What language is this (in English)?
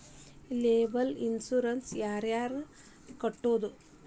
Kannada